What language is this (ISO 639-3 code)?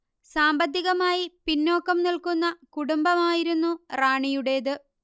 mal